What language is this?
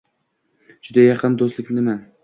Uzbek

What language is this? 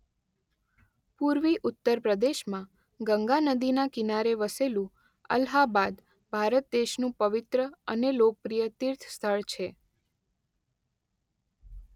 Gujarati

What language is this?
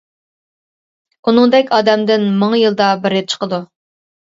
Uyghur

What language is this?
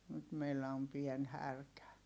Finnish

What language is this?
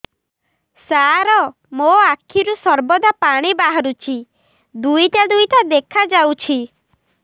Odia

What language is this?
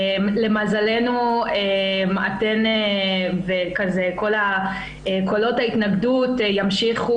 Hebrew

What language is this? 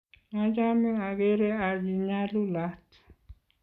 Kalenjin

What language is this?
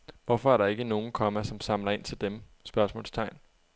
Danish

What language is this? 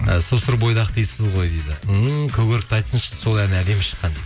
Kazakh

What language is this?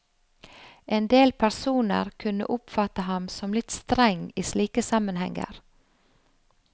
Norwegian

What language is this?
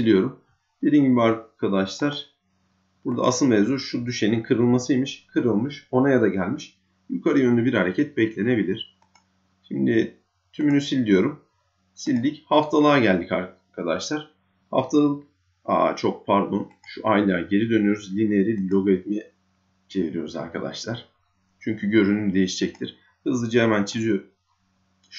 Turkish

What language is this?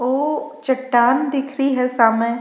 Rajasthani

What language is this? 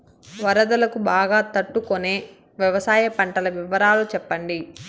Telugu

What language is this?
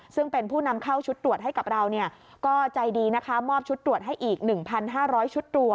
Thai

